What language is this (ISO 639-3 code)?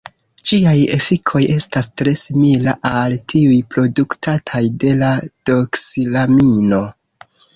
epo